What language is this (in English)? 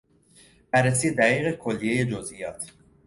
Persian